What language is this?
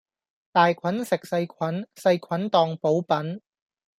Cantonese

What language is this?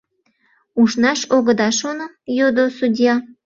Mari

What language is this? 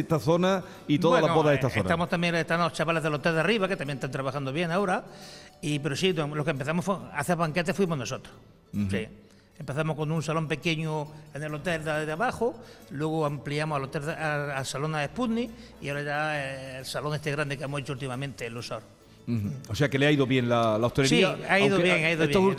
Spanish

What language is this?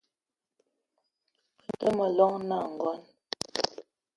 Eton (Cameroon)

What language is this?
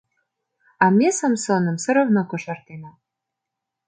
Mari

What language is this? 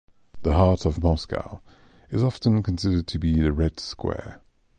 English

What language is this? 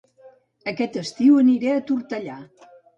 Catalan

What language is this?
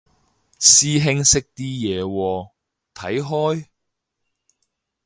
Cantonese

